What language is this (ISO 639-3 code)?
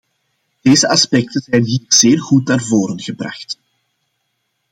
nld